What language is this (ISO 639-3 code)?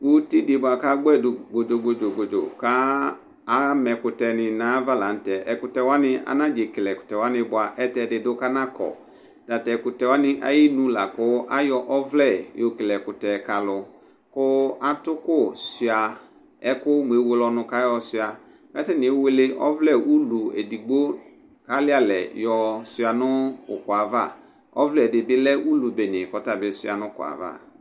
kpo